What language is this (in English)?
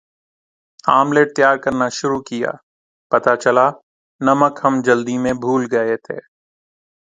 Urdu